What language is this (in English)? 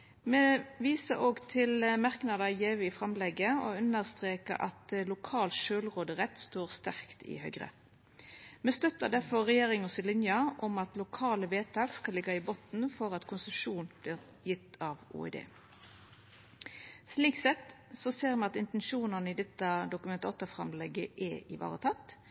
Norwegian Nynorsk